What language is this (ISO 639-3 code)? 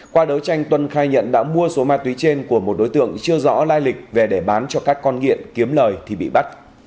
vie